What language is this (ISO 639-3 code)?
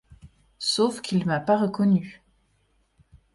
fra